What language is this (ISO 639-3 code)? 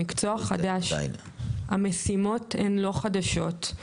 heb